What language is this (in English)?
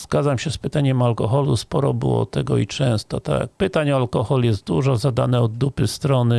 Polish